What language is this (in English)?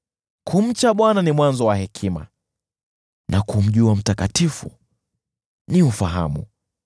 Swahili